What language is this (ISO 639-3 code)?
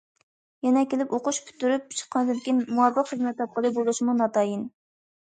uig